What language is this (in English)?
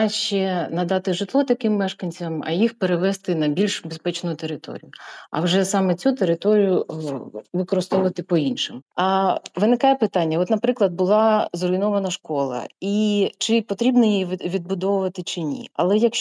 Ukrainian